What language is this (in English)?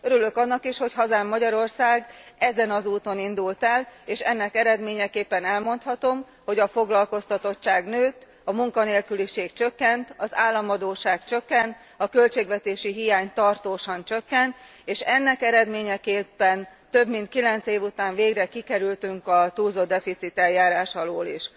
Hungarian